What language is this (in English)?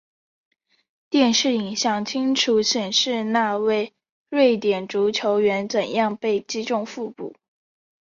Chinese